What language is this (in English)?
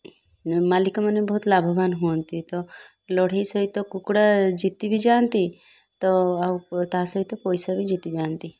Odia